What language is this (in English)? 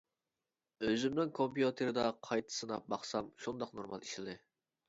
Uyghur